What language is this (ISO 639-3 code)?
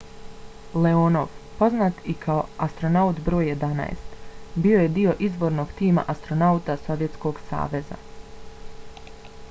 bos